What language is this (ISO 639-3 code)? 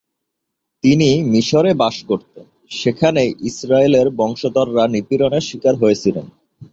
ben